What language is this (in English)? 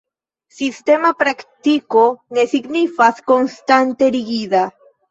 Esperanto